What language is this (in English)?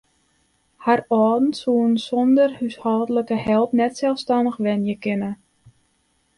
Western Frisian